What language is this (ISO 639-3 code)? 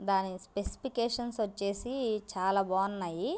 tel